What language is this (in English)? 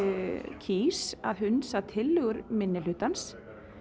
Icelandic